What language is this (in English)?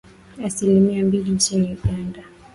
Swahili